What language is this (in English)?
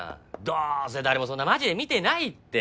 Japanese